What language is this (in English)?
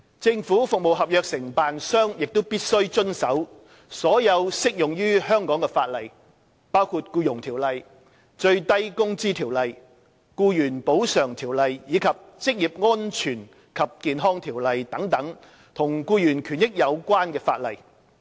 Cantonese